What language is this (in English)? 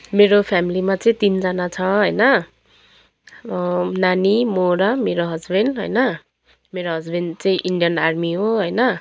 Nepali